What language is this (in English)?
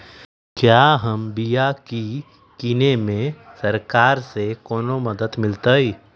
Magahi